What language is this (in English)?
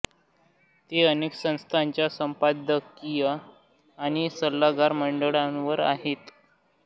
Marathi